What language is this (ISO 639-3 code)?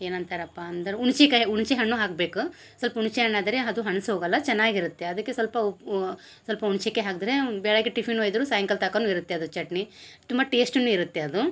kan